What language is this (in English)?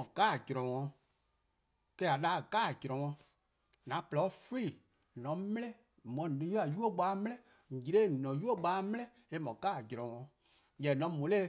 Eastern Krahn